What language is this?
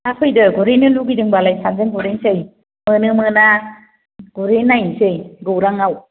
Bodo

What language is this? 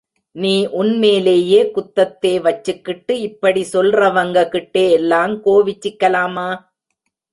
Tamil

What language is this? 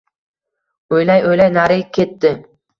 Uzbek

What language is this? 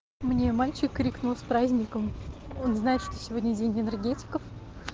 Russian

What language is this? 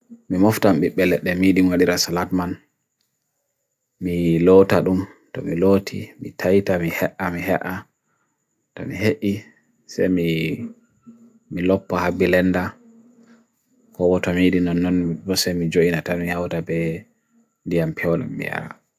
Bagirmi Fulfulde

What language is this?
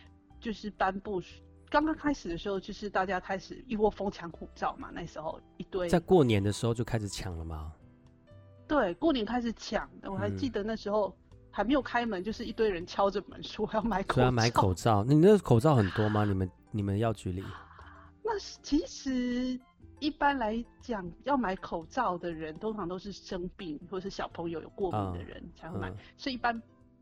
Chinese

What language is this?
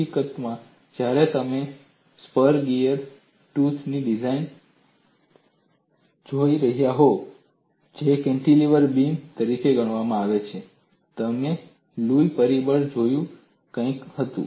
Gujarati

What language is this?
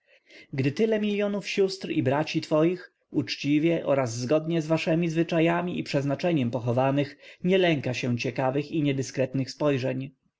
Polish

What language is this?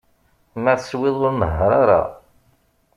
Kabyle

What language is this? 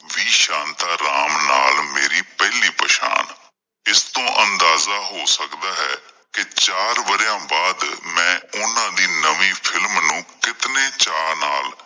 Punjabi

